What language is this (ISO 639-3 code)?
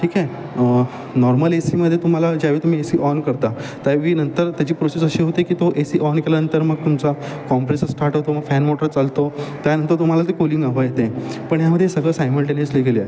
mar